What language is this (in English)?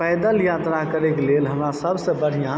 Maithili